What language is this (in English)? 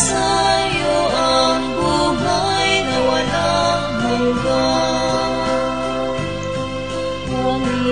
Indonesian